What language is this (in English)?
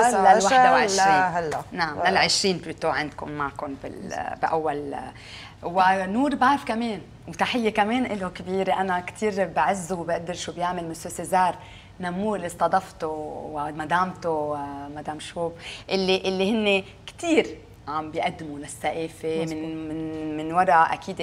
Arabic